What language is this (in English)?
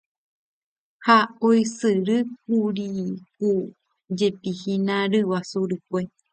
Guarani